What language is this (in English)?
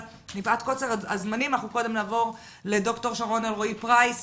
Hebrew